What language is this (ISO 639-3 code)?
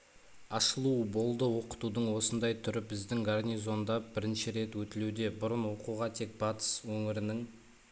kaz